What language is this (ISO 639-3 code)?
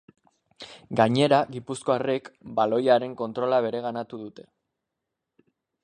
eus